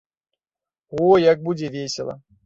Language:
Belarusian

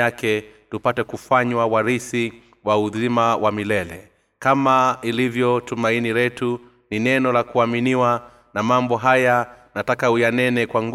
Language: Swahili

